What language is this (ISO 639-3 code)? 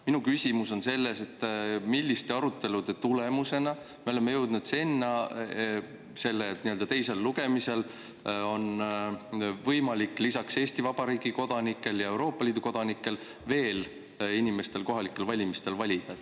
est